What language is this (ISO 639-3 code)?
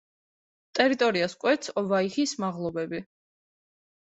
kat